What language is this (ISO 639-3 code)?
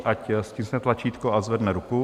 ces